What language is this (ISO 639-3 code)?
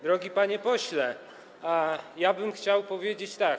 pol